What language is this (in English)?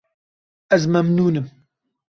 Kurdish